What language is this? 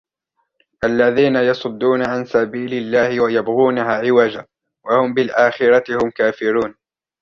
Arabic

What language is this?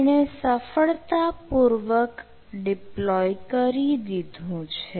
Gujarati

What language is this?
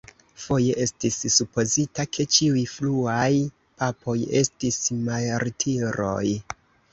Esperanto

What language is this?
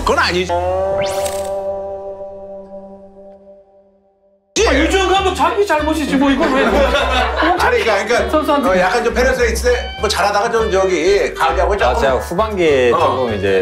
Korean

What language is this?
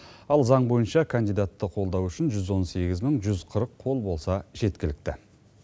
Kazakh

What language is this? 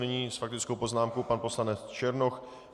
Czech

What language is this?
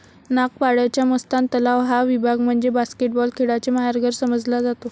Marathi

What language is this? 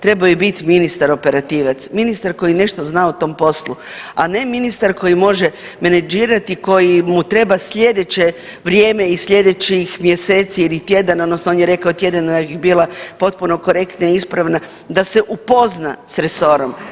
Croatian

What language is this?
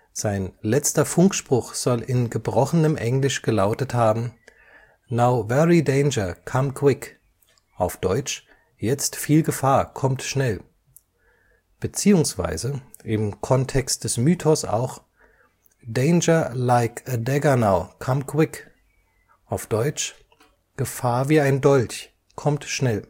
German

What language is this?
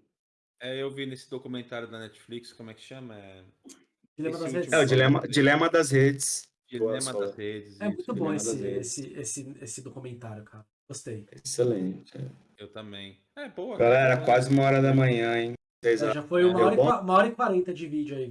Portuguese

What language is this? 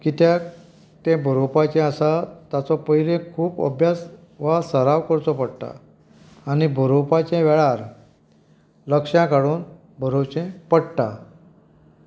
Konkani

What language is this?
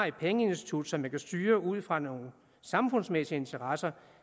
Danish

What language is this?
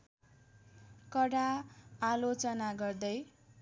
Nepali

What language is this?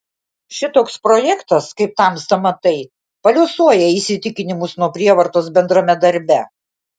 Lithuanian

